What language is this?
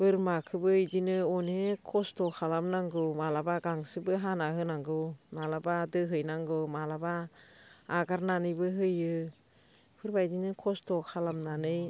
Bodo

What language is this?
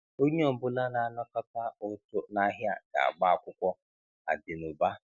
Igbo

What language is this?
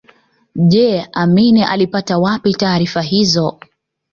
Swahili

